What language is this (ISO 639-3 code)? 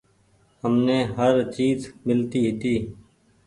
gig